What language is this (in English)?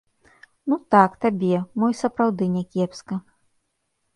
Belarusian